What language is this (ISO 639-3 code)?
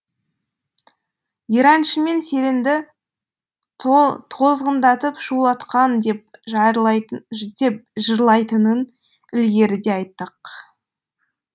kaz